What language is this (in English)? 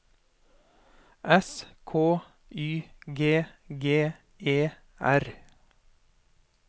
Norwegian